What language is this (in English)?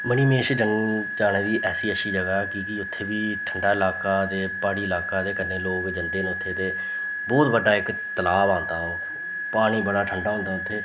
Dogri